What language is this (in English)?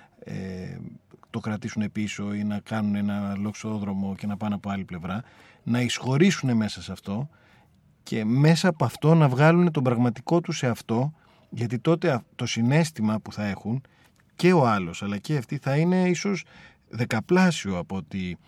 Greek